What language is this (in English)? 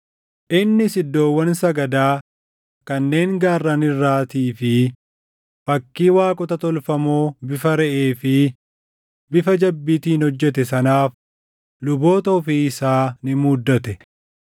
Oromo